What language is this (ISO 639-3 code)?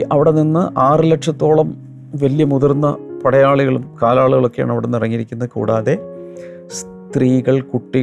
mal